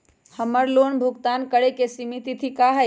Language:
Magahi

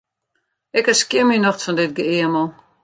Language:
Western Frisian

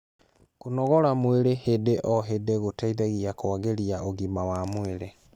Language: Kikuyu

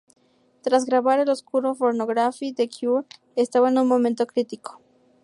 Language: Spanish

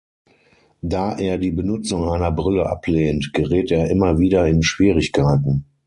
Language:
German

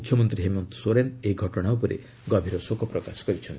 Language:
Odia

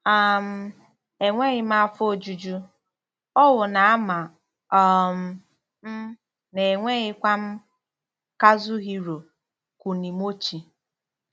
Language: Igbo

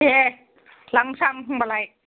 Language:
Bodo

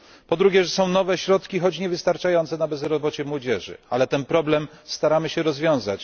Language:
Polish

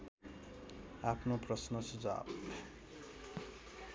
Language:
Nepali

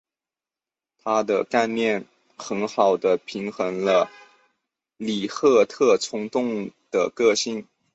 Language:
Chinese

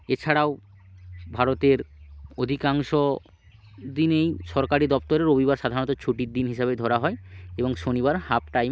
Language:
Bangla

